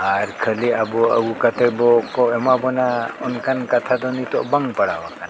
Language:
Santali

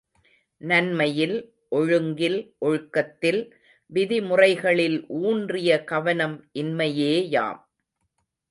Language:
Tamil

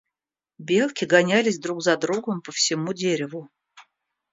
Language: Russian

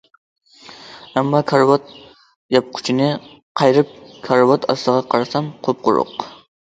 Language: Uyghur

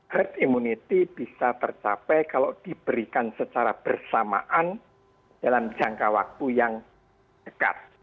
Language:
Indonesian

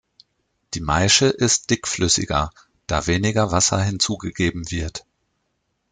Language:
German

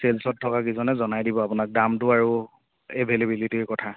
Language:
Assamese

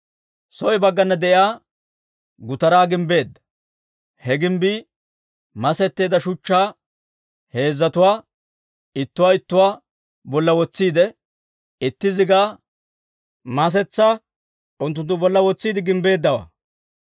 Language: Dawro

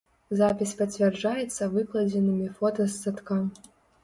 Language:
Belarusian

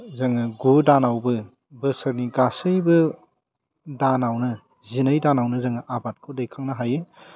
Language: Bodo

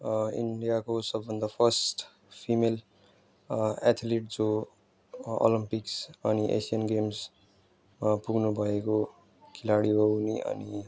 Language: Nepali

